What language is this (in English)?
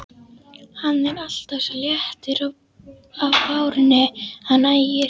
Icelandic